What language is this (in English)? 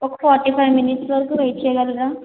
Telugu